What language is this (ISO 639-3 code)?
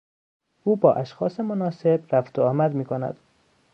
fas